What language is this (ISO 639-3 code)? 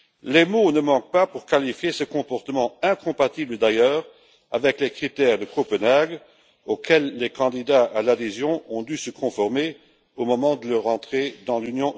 fra